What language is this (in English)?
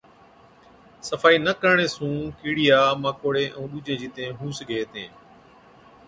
Od